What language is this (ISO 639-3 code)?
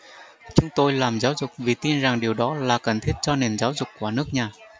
vie